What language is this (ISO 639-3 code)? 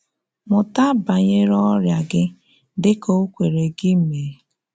ibo